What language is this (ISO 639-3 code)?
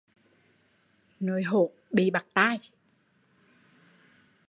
vie